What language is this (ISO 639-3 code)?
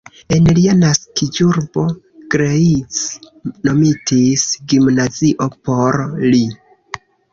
epo